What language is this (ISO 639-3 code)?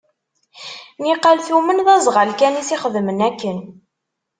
kab